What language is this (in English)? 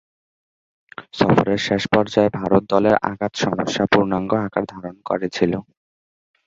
Bangla